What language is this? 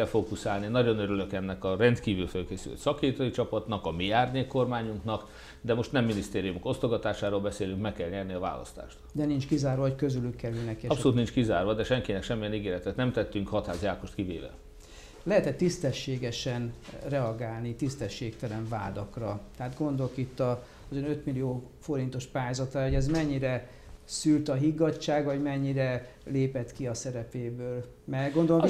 Hungarian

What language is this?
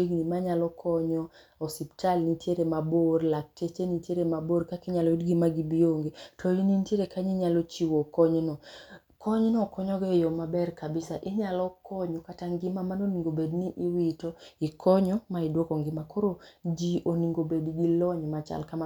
Luo (Kenya and Tanzania)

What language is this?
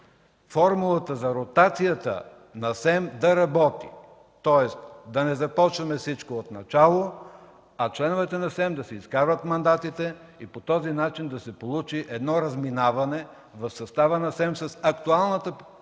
Bulgarian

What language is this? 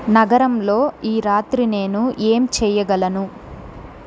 Telugu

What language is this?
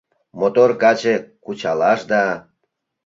Mari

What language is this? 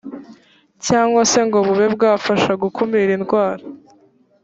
Kinyarwanda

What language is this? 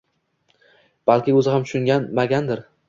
Uzbek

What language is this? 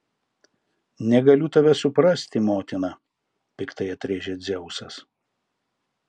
Lithuanian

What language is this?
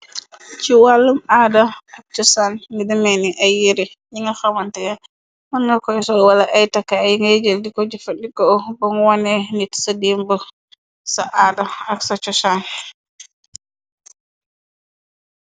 Wolof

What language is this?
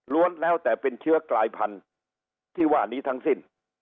Thai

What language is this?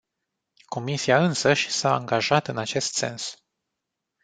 Romanian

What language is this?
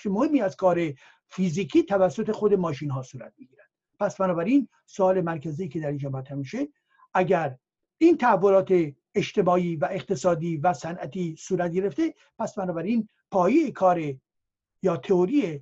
Persian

